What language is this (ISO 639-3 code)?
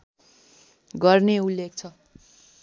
nep